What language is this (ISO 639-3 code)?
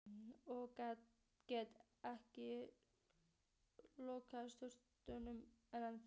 isl